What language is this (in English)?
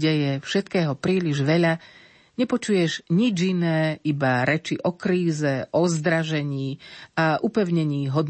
Slovak